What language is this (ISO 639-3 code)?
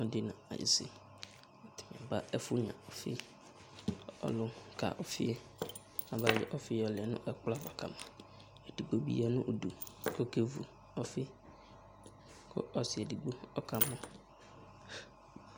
kpo